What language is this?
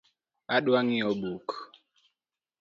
Luo (Kenya and Tanzania)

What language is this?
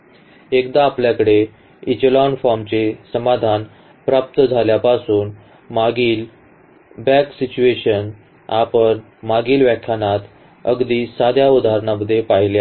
Marathi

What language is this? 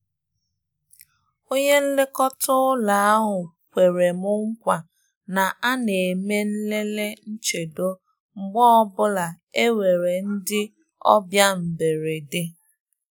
Igbo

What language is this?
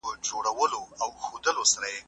Pashto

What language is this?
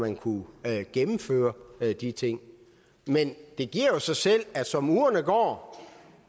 Danish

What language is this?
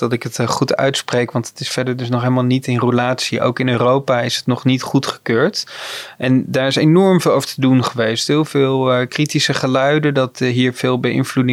Dutch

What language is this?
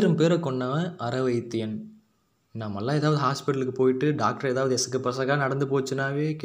Tamil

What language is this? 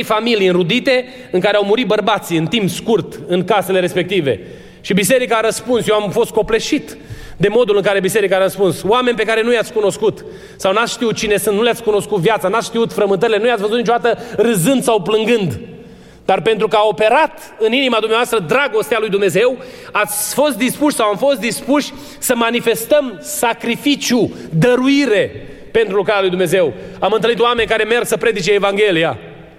Romanian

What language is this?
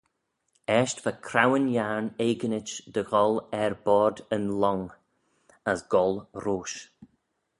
Manx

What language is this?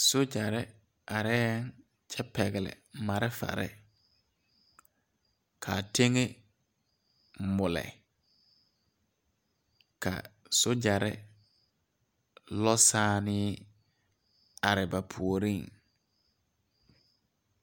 Southern Dagaare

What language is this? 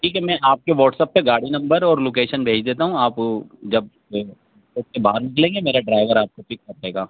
Urdu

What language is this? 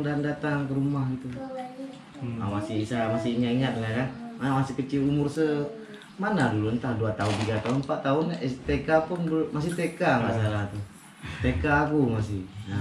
Indonesian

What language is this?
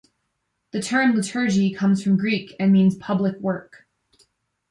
English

